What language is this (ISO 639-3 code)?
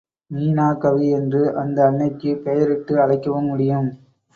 tam